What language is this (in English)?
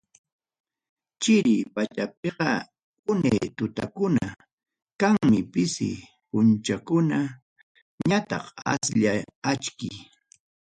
Ayacucho Quechua